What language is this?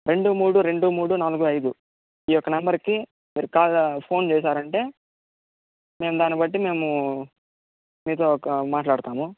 Telugu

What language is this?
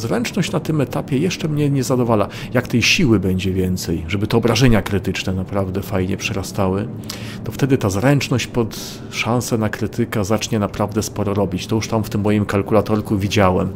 Polish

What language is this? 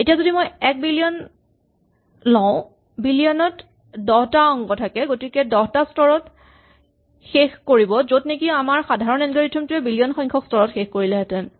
Assamese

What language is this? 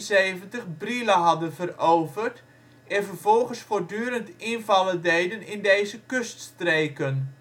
Dutch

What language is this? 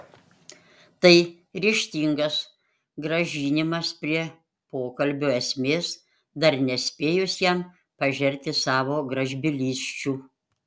Lithuanian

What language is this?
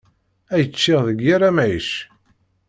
Kabyle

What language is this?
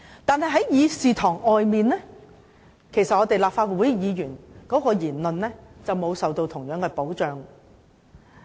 Cantonese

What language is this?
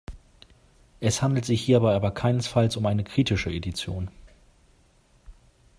German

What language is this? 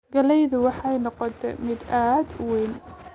Somali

